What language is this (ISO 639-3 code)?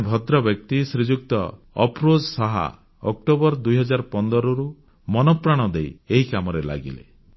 ori